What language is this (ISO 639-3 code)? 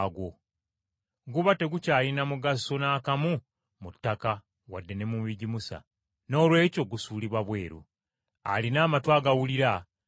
lug